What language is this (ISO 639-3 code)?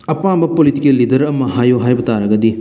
mni